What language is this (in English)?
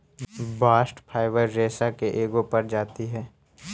Magahi